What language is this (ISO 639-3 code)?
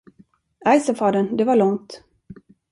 swe